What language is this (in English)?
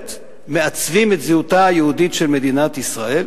Hebrew